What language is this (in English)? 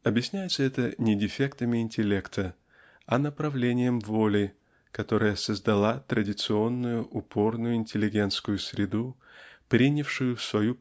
Russian